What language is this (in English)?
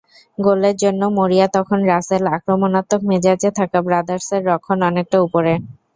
Bangla